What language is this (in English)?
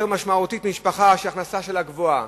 Hebrew